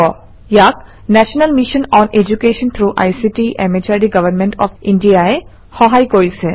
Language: Assamese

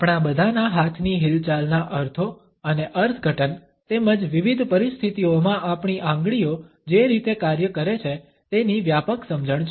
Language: Gujarati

